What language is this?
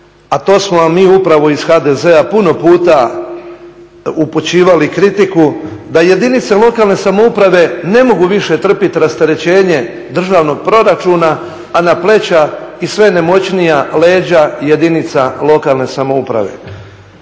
Croatian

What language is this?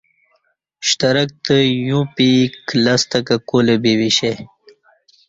Kati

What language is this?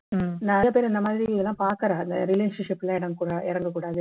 Tamil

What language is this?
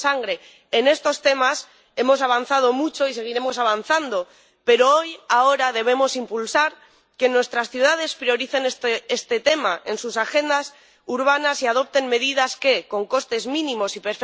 Spanish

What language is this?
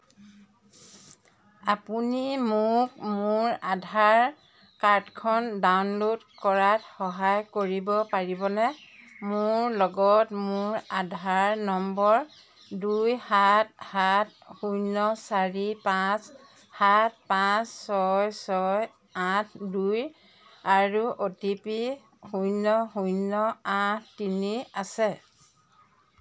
Assamese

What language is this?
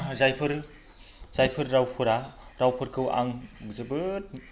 Bodo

